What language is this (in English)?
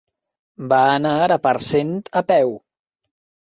Catalan